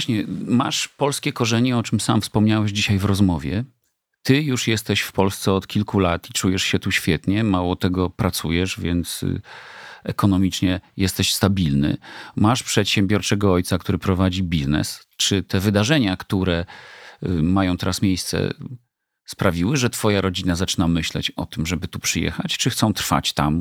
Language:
Polish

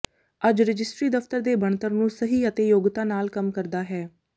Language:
Punjabi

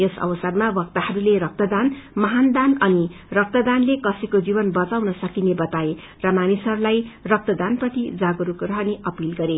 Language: Nepali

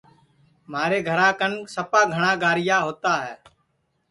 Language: Sansi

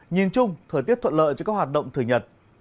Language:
Vietnamese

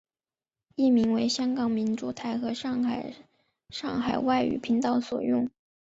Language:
Chinese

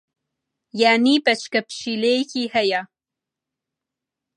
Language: Central Kurdish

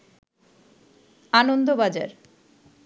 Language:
Bangla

